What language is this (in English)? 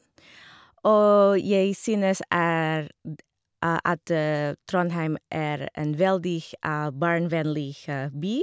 Norwegian